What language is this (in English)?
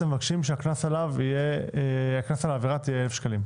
Hebrew